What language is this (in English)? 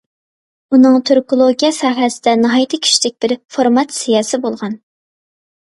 Uyghur